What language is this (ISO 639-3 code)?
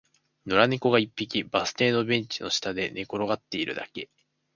jpn